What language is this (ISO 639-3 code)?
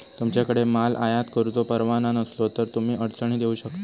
mar